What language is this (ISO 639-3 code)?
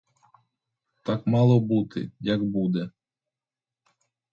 ukr